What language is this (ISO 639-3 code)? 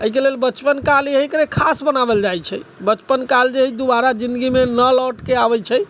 mai